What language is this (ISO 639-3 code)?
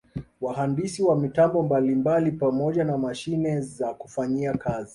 swa